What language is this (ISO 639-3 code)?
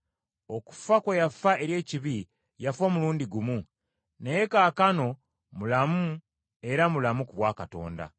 lug